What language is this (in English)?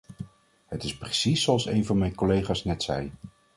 Dutch